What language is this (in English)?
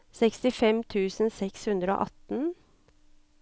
Norwegian